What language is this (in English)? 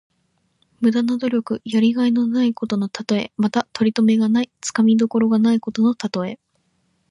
Japanese